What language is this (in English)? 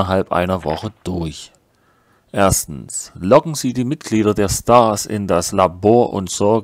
German